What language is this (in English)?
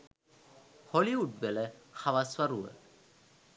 Sinhala